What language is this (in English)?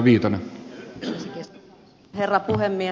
Finnish